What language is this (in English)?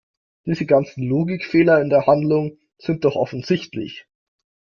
German